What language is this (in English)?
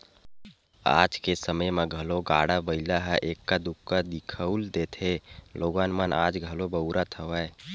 Chhattisgarhi